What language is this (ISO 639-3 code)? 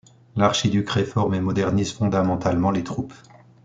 fra